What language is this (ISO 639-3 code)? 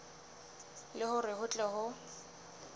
sot